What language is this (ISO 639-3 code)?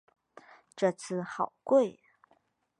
zho